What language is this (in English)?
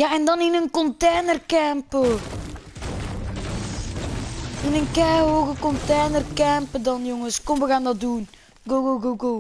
Dutch